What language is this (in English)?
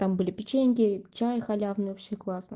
Russian